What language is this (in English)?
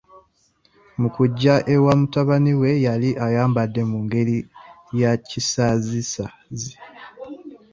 Ganda